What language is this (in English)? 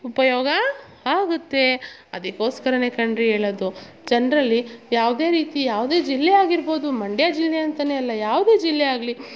Kannada